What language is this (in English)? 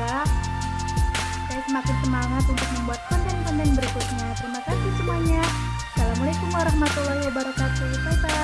Indonesian